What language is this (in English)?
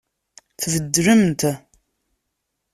Kabyle